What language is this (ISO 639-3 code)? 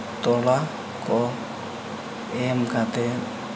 sat